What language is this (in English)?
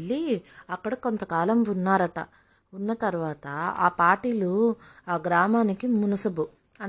Telugu